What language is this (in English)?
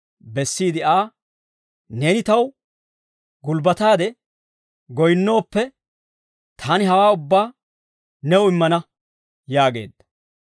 Dawro